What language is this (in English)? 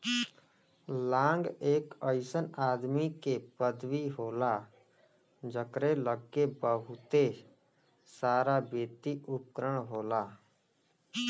Bhojpuri